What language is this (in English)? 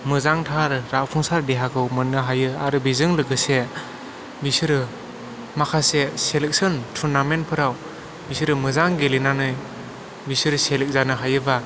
Bodo